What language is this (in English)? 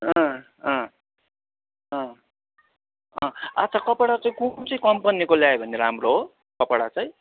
Nepali